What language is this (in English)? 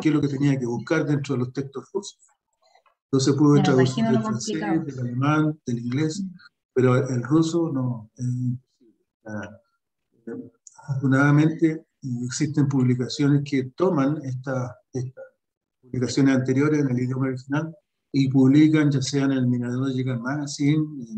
Spanish